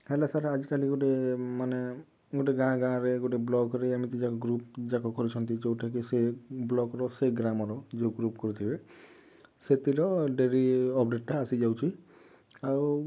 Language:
Odia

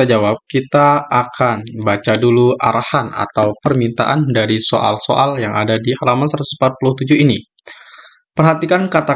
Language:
Indonesian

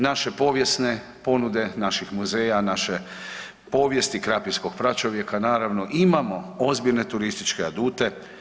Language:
Croatian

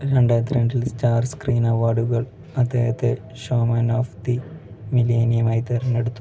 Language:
Malayalam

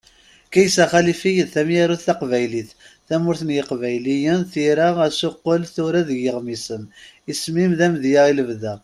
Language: Kabyle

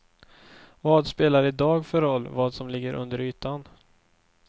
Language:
Swedish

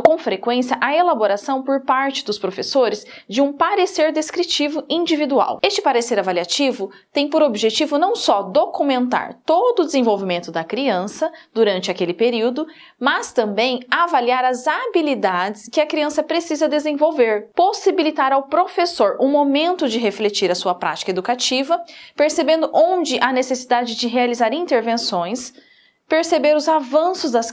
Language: Portuguese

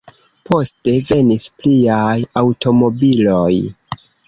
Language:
Esperanto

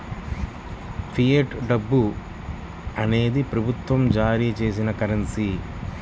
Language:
Telugu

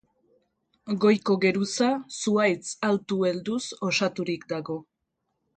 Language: Basque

